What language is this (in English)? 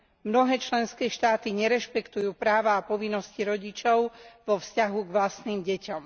Slovak